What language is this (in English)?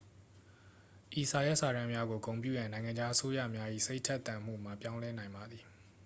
Burmese